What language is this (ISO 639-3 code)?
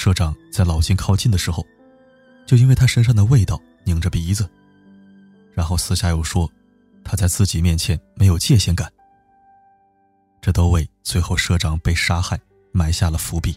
zho